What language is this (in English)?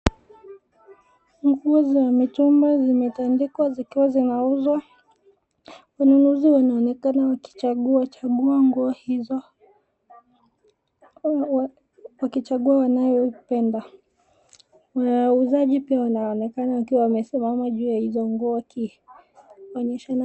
Swahili